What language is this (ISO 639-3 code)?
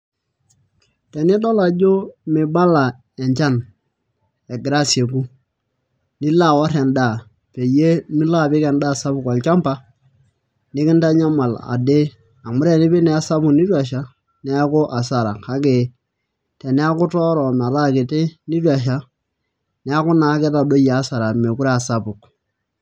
mas